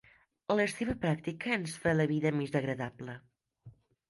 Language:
Catalan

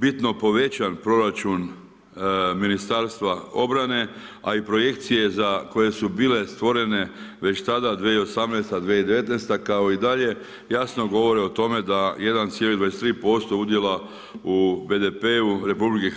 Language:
Croatian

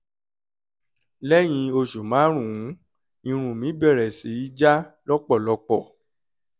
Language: Yoruba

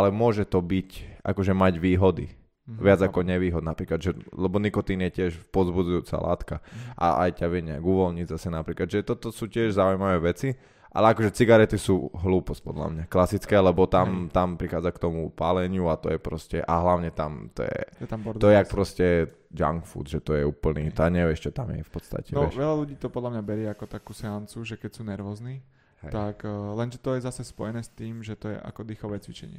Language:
Slovak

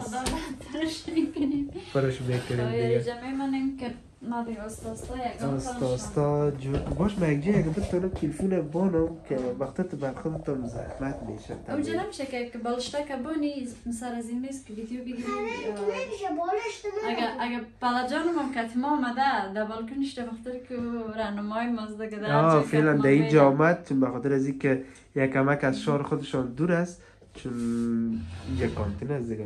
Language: Persian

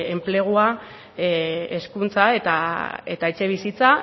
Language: Basque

